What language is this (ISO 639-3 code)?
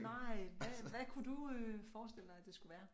dan